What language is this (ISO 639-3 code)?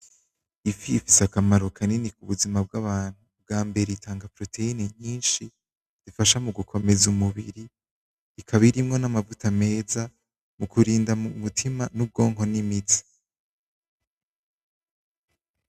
run